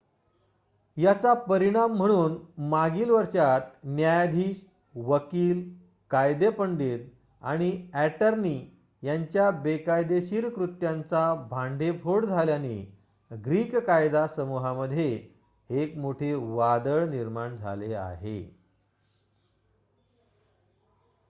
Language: Marathi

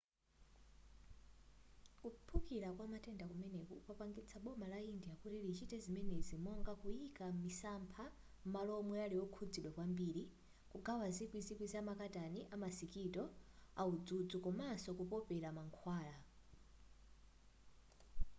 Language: Nyanja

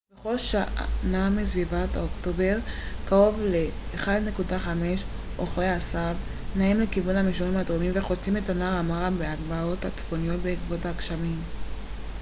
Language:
Hebrew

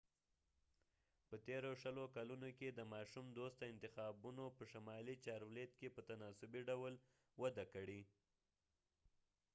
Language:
Pashto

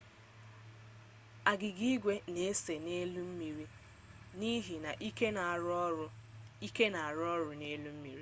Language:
Igbo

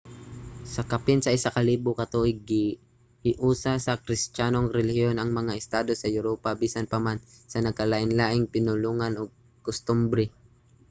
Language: Cebuano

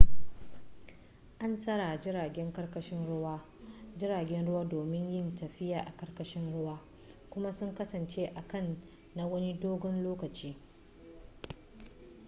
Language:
Hausa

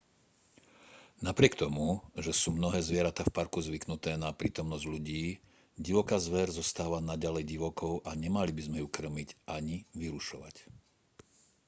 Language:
Slovak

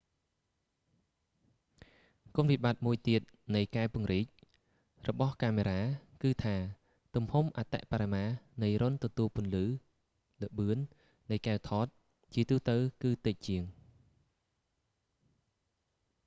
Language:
Khmer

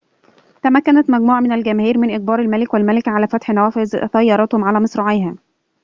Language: Arabic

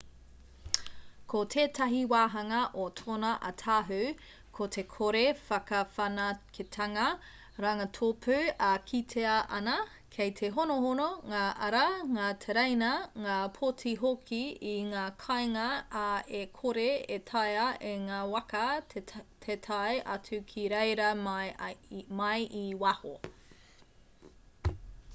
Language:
Māori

